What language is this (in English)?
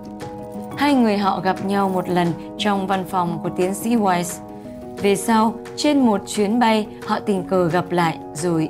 Vietnamese